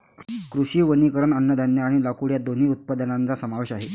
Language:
Marathi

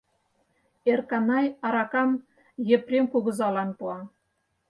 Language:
Mari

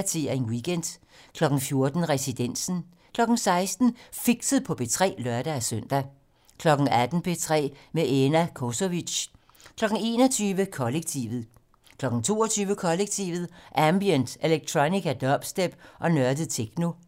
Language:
Danish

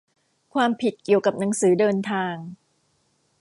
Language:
Thai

